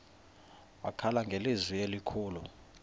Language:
Xhosa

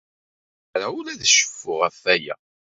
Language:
Kabyle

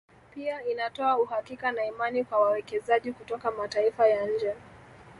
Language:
Swahili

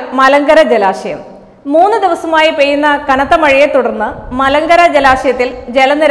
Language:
Malayalam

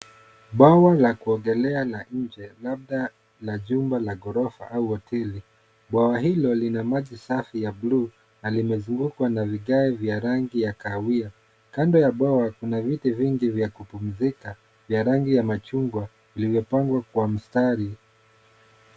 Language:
Swahili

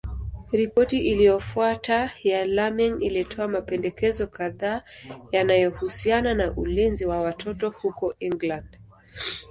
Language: Swahili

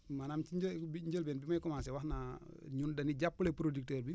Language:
Wolof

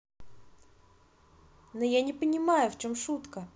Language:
Russian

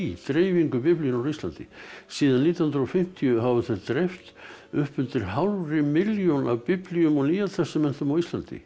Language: Icelandic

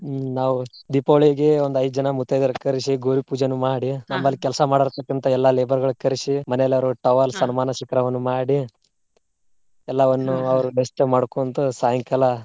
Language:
Kannada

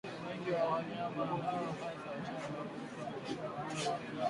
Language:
Swahili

